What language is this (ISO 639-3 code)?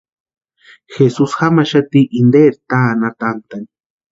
pua